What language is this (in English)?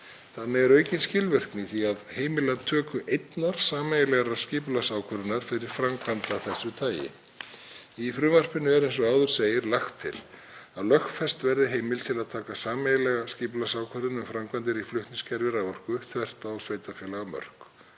Icelandic